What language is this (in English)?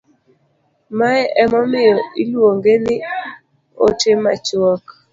Luo (Kenya and Tanzania)